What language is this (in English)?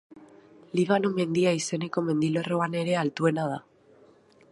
Basque